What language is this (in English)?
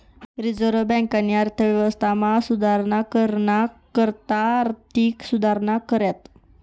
Marathi